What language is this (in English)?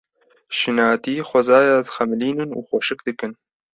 Kurdish